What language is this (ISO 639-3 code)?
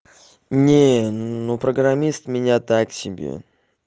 rus